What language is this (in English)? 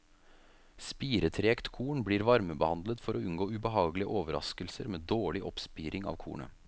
Norwegian